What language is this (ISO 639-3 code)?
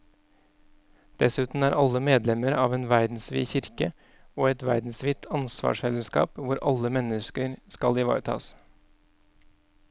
nor